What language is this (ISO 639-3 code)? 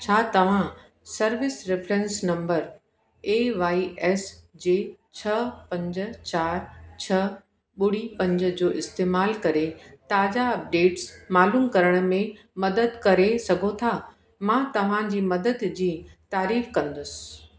snd